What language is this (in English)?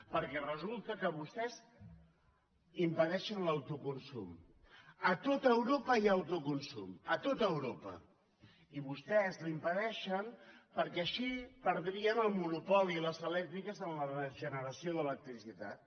Catalan